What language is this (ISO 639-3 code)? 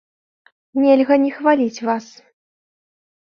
bel